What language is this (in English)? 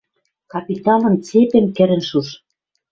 Western Mari